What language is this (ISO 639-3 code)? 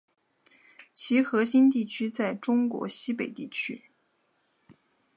zho